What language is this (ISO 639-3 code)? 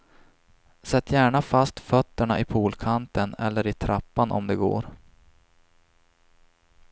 swe